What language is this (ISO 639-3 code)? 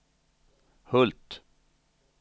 swe